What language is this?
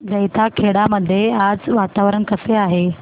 Marathi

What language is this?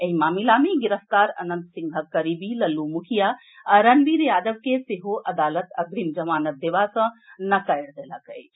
Maithili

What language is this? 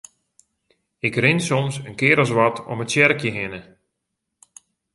Western Frisian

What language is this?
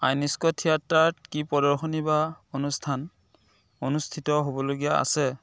Assamese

